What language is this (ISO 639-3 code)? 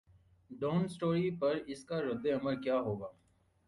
urd